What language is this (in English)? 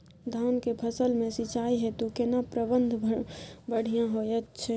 Maithili